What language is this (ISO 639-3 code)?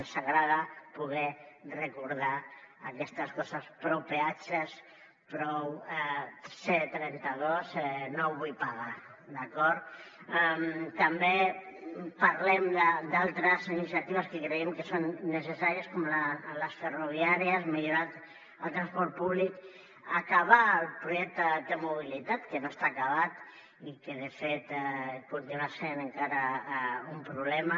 cat